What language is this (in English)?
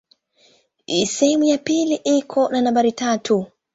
Swahili